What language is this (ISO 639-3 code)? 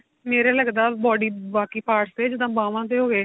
pan